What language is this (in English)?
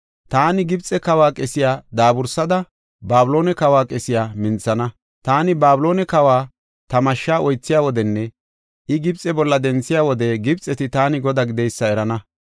Gofa